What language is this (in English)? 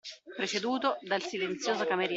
Italian